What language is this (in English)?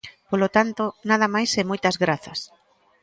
Galician